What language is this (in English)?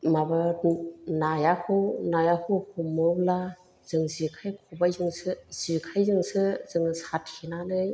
Bodo